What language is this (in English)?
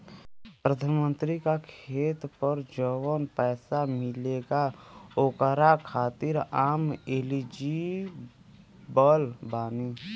Bhojpuri